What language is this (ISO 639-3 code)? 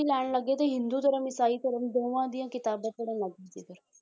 pan